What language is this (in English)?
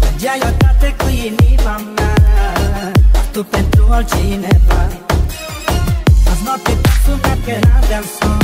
Romanian